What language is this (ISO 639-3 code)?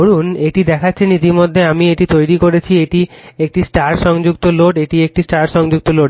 ben